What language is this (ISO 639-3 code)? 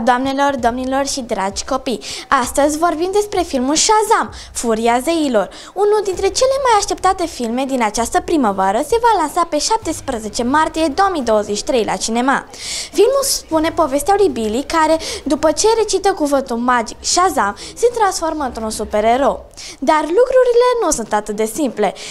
ron